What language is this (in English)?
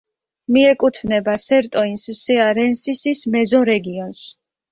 Georgian